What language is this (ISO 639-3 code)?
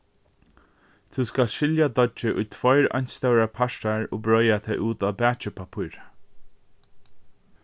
fao